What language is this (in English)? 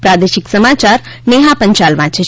Gujarati